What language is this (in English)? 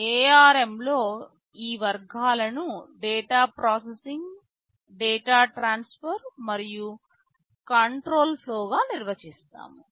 Telugu